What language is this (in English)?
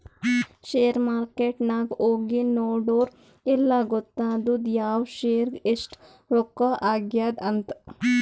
Kannada